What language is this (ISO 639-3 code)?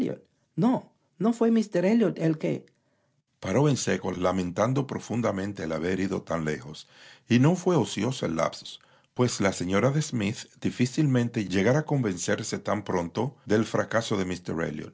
spa